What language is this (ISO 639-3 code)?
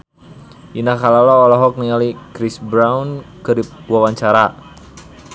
sun